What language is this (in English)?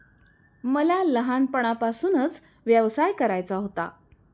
Marathi